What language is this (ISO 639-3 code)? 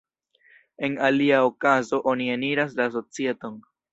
epo